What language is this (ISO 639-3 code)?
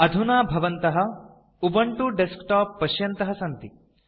san